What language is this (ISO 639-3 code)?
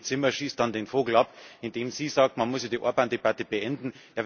deu